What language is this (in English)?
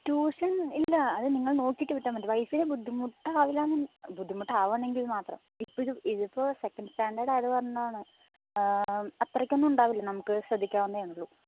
Malayalam